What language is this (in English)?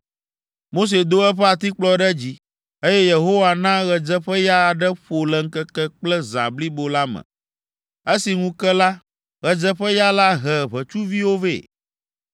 Ewe